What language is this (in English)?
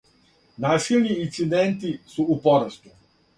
Serbian